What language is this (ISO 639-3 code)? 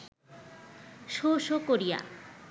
ben